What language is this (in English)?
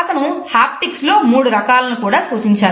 Telugu